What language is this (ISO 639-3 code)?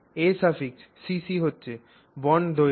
ben